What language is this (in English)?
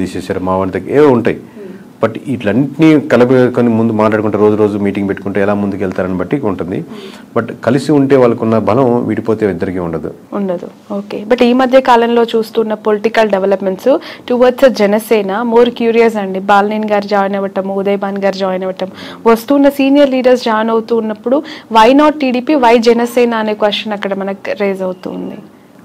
Telugu